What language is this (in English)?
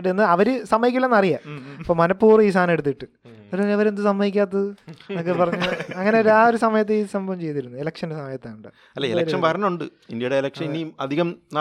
Malayalam